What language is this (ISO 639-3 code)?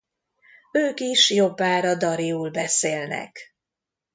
hun